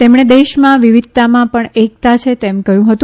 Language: Gujarati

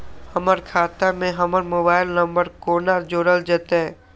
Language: Maithili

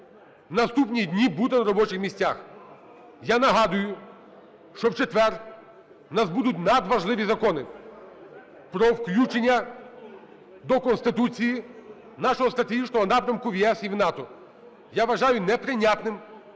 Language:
Ukrainian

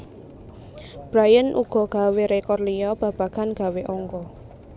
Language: Javanese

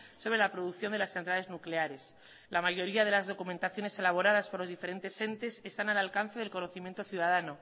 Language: Spanish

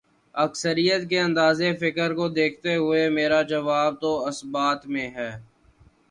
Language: Urdu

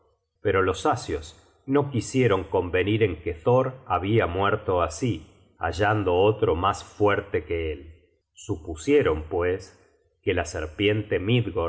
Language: Spanish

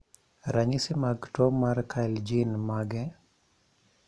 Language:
Luo (Kenya and Tanzania)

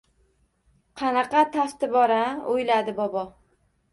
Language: Uzbek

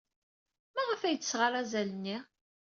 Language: Kabyle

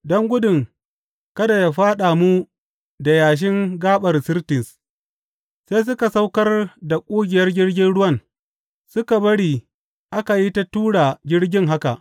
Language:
Hausa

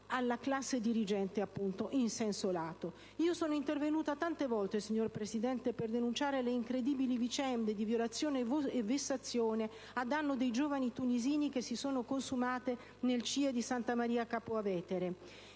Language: Italian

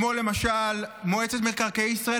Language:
Hebrew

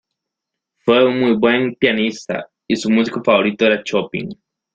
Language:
Spanish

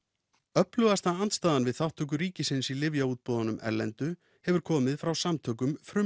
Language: Icelandic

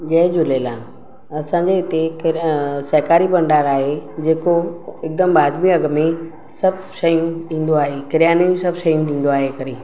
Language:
Sindhi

